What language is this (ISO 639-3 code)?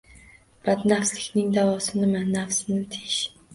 uzb